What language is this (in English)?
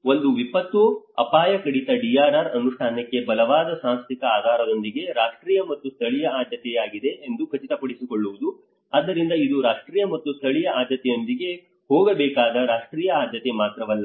Kannada